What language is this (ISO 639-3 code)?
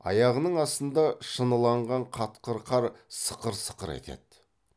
kaz